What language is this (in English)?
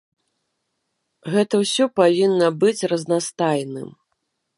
Belarusian